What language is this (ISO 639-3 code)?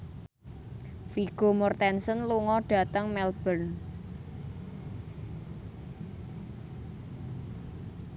jav